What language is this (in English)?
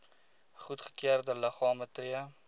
Afrikaans